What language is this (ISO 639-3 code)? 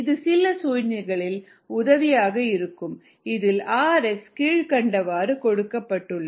tam